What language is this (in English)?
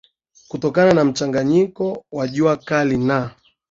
Swahili